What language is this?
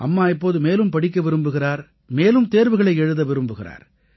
Tamil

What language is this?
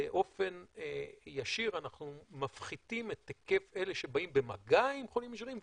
Hebrew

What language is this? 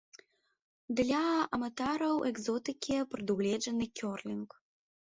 Belarusian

